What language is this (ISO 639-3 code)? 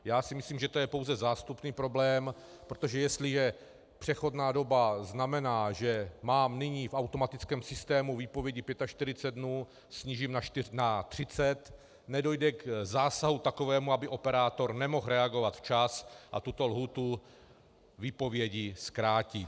ces